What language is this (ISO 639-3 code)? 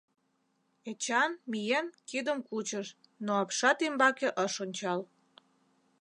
chm